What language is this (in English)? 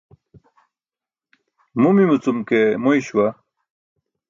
Burushaski